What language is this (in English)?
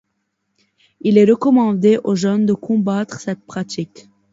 French